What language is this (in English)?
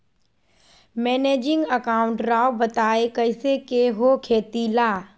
Magahi